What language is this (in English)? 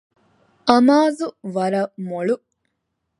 Divehi